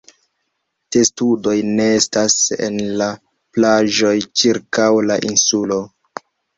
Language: Esperanto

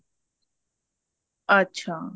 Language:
Punjabi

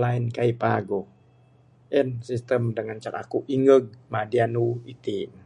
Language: Bukar-Sadung Bidayuh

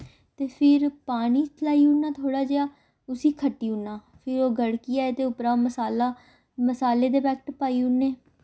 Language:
Dogri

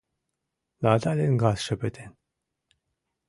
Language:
Mari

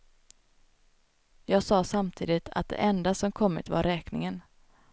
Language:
Swedish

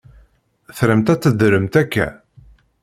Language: Kabyle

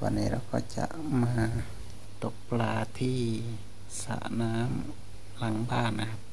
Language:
Thai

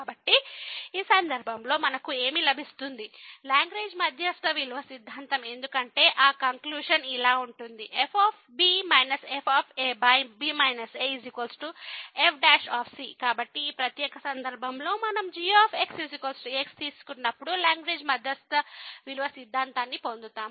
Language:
Telugu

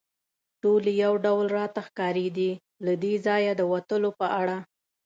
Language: Pashto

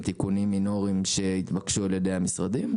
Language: Hebrew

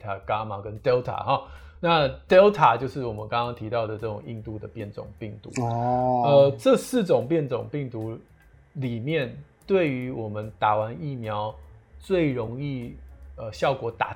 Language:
Chinese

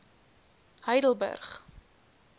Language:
Afrikaans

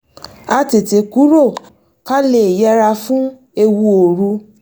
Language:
Yoruba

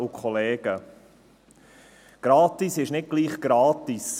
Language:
Swiss German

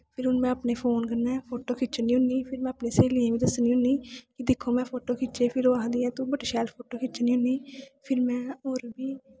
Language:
Dogri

